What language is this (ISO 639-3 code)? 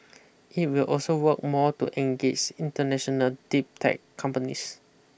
eng